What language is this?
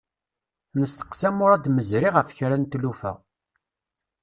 Kabyle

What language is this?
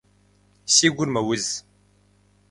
Kabardian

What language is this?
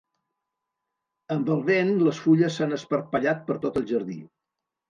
Catalan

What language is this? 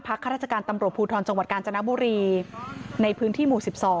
Thai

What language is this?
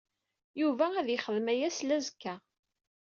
Kabyle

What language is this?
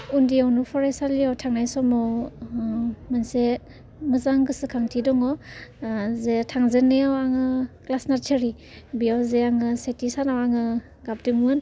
Bodo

